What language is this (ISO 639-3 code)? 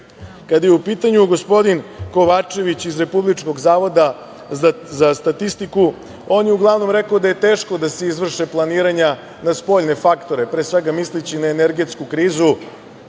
srp